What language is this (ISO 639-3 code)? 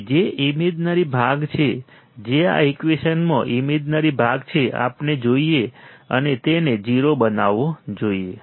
guj